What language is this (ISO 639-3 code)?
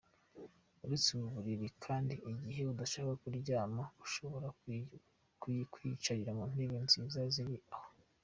kin